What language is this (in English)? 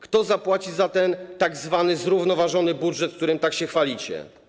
Polish